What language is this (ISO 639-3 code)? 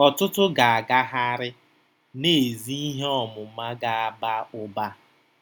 ibo